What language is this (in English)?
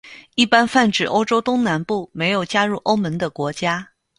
Chinese